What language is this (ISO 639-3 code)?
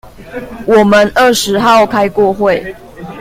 zho